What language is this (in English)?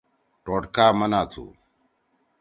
Torwali